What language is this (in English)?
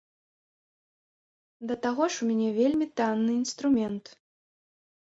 Belarusian